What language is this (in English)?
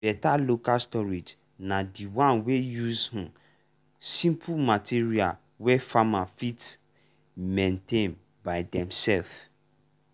Nigerian Pidgin